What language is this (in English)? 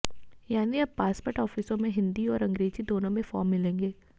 Hindi